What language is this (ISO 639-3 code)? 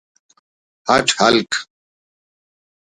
brh